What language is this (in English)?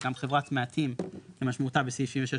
Hebrew